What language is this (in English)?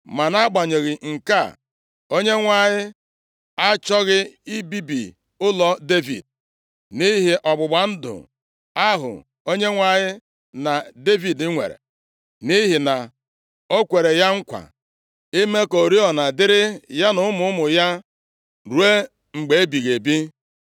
Igbo